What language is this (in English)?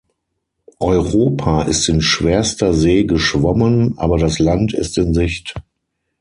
German